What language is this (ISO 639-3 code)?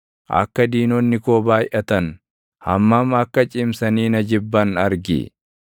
orm